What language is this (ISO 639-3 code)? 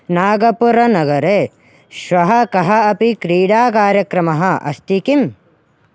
san